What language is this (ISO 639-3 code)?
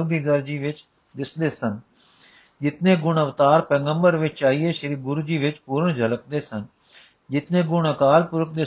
pan